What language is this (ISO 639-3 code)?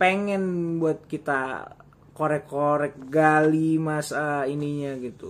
ind